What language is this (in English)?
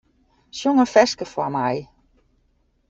Western Frisian